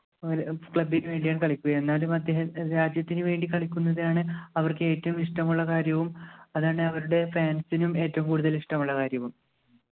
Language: Malayalam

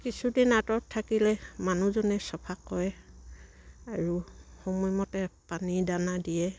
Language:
Assamese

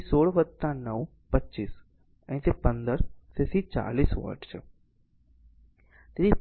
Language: Gujarati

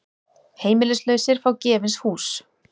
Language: Icelandic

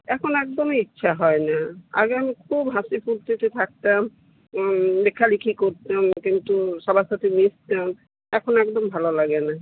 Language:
Bangla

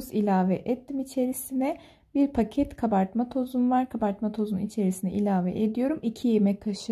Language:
Turkish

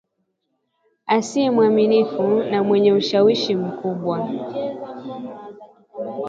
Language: Swahili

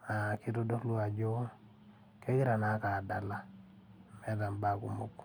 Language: Masai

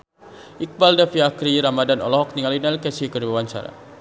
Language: Sundanese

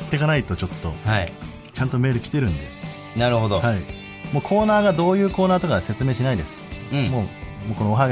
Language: Japanese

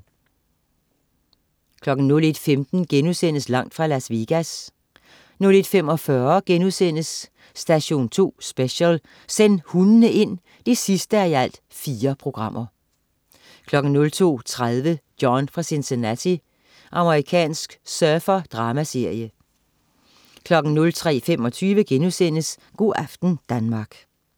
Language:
Danish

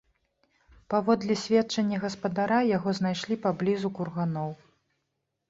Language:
Belarusian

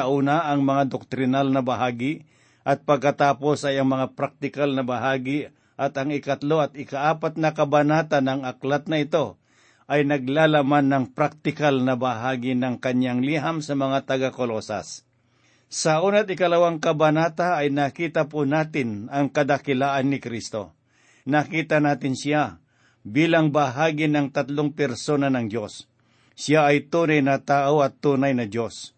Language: Filipino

